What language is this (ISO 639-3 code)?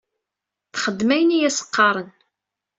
kab